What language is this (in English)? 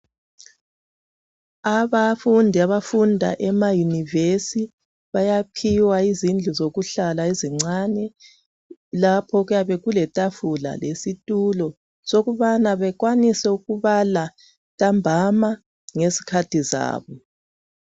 North Ndebele